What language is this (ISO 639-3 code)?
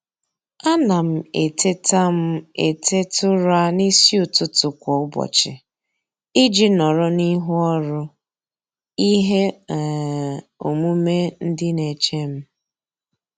ibo